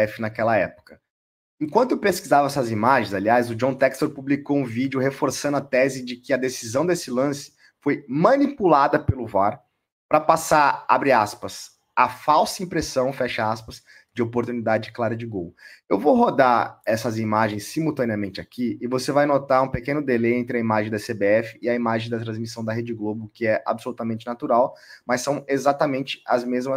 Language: Portuguese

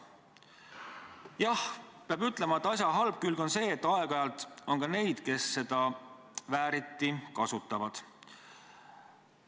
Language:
Estonian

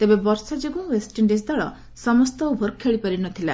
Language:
Odia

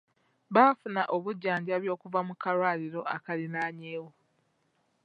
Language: Ganda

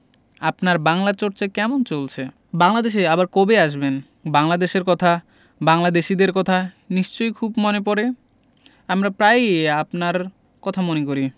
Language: Bangla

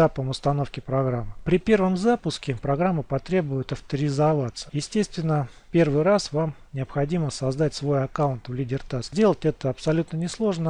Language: Russian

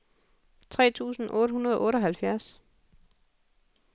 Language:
Danish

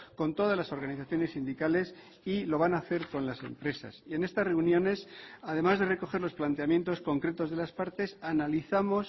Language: Spanish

